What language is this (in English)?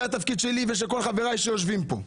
Hebrew